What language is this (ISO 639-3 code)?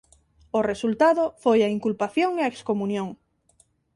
glg